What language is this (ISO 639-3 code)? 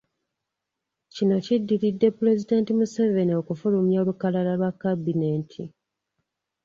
lug